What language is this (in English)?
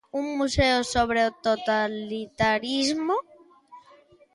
Galician